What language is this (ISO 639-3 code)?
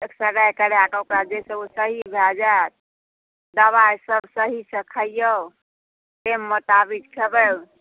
mai